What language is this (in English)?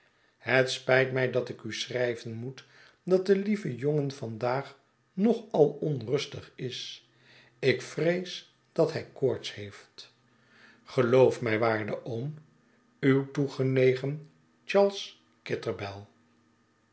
Dutch